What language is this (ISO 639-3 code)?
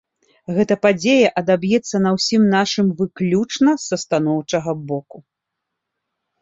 bel